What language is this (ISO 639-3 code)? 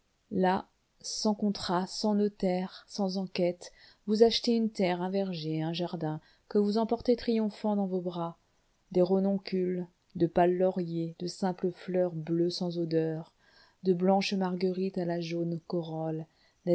fra